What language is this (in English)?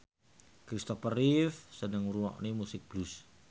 Javanese